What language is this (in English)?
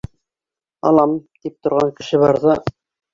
Bashkir